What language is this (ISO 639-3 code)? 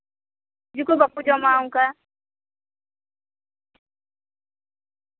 sat